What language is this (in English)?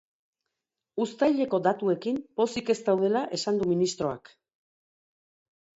Basque